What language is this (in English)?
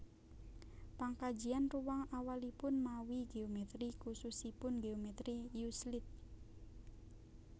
Javanese